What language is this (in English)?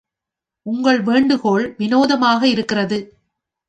Tamil